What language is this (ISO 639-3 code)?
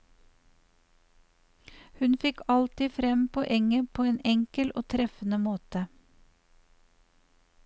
nor